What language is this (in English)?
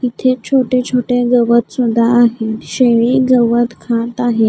Marathi